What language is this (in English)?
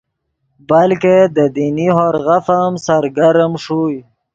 Yidgha